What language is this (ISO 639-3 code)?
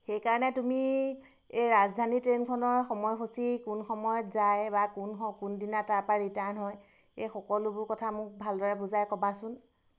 asm